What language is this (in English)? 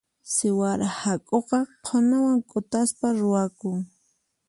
Puno Quechua